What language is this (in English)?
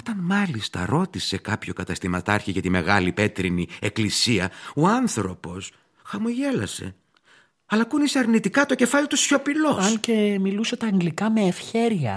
Greek